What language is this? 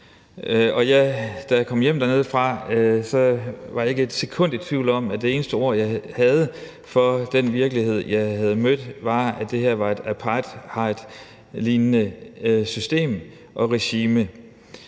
Danish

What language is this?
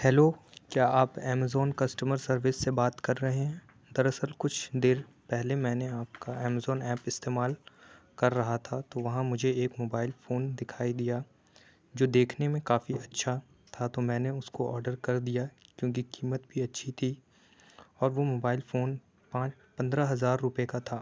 Urdu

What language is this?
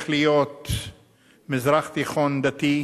Hebrew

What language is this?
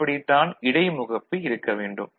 Tamil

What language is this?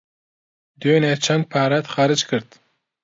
Central Kurdish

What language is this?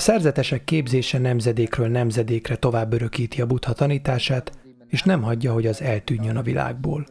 Hungarian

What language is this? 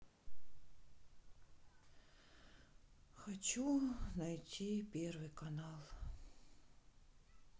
Russian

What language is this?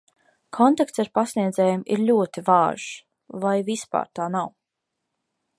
Latvian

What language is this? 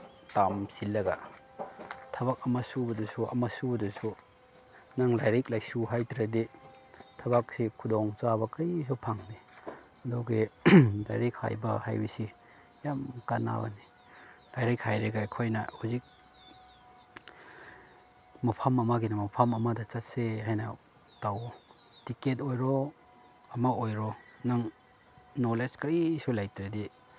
Manipuri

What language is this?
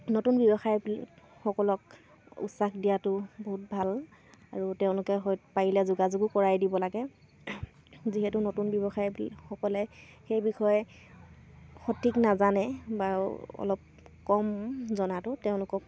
Assamese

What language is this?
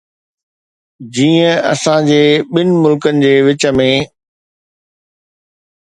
Sindhi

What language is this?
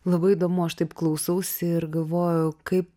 Lithuanian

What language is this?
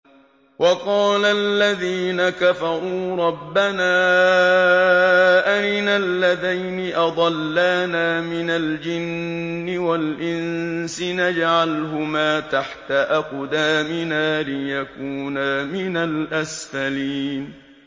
Arabic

